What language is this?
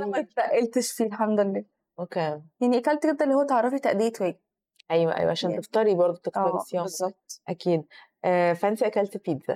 Arabic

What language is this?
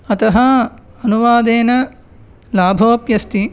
Sanskrit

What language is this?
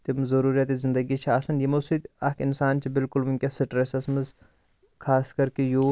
Kashmiri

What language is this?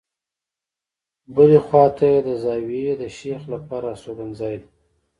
Pashto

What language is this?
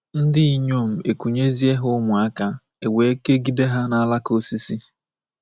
Igbo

